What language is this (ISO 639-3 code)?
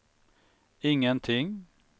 swe